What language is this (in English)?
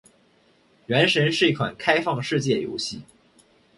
Chinese